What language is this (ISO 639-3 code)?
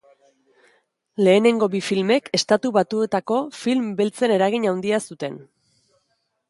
eus